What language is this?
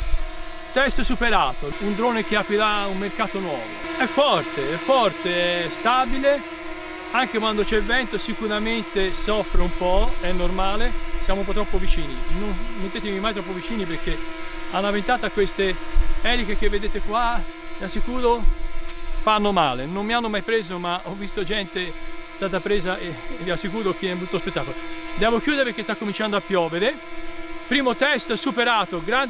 Italian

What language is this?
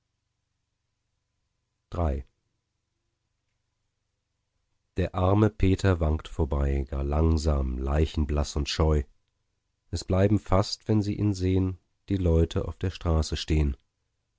German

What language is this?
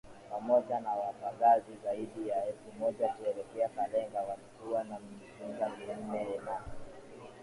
Swahili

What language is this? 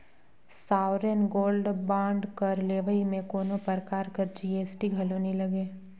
Chhattisgarhi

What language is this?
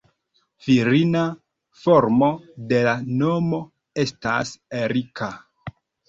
Esperanto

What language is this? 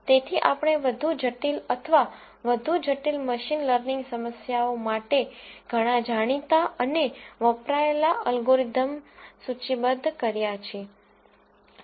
Gujarati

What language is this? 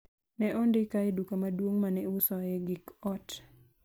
Luo (Kenya and Tanzania)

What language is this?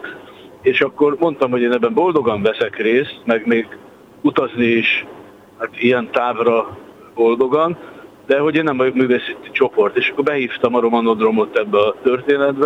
Hungarian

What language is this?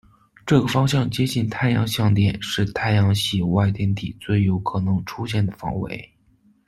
Chinese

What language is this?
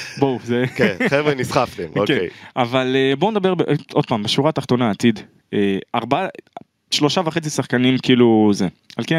Hebrew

